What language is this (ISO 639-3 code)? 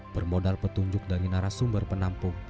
ind